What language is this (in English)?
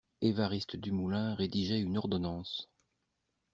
French